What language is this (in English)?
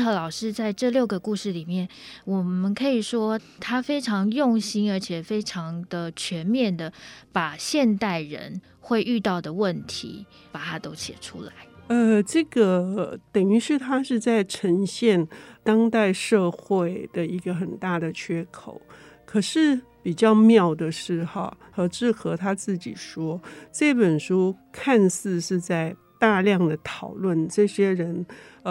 Chinese